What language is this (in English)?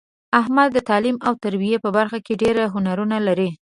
Pashto